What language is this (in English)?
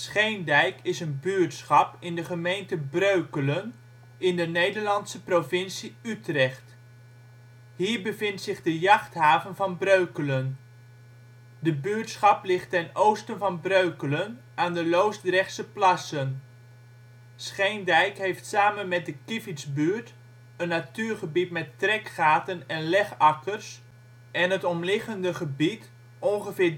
Dutch